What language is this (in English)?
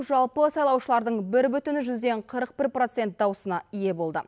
Kazakh